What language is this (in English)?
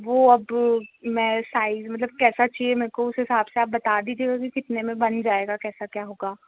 Hindi